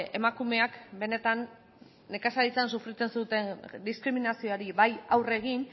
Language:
Basque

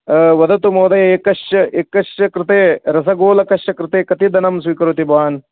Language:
Sanskrit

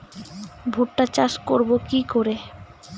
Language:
Bangla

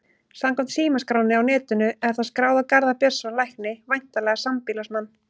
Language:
Icelandic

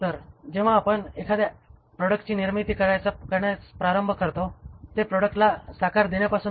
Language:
Marathi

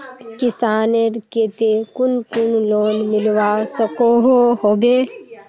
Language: Magahi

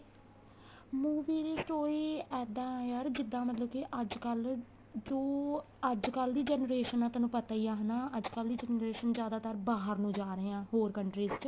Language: Punjabi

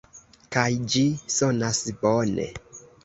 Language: Esperanto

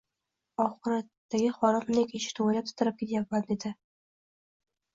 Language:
Uzbek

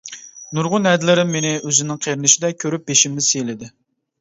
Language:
Uyghur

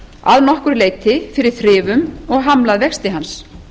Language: Icelandic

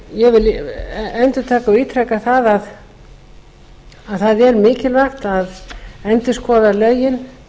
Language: Icelandic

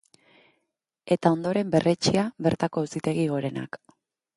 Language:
Basque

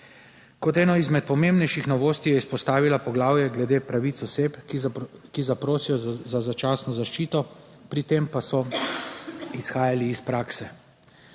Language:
Slovenian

